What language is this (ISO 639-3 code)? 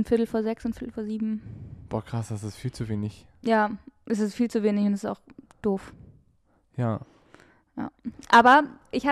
deu